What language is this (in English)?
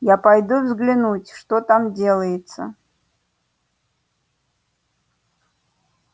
Russian